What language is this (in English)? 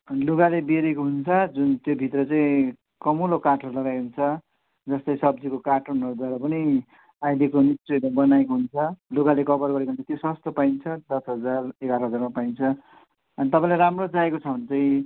Nepali